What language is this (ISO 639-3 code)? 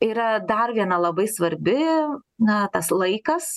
lit